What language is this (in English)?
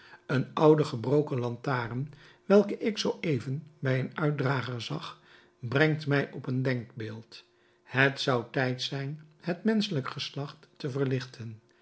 Dutch